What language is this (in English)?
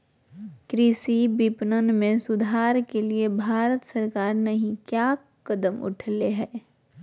Magahi